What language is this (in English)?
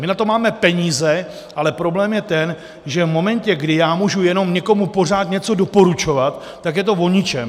Czech